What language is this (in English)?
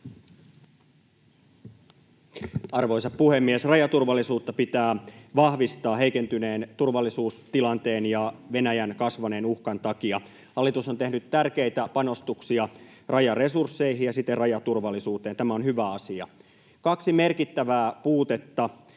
Finnish